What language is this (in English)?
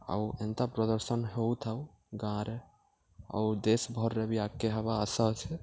Odia